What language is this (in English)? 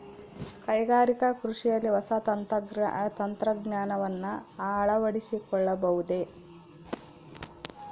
Kannada